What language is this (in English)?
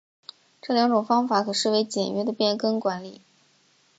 Chinese